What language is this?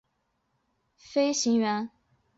Chinese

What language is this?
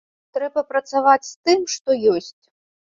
Belarusian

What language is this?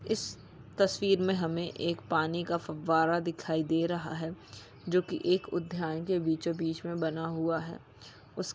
Magahi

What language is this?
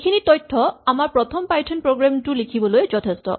Assamese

